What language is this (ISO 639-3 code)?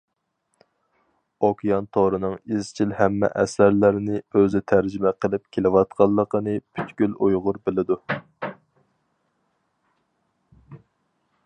uig